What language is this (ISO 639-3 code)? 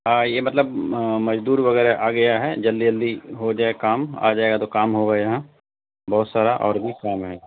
urd